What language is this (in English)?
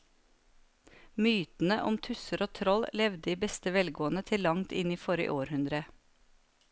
Norwegian